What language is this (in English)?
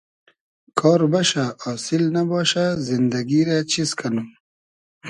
Hazaragi